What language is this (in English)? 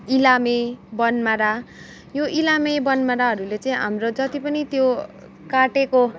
Nepali